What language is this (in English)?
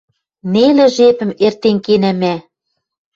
Western Mari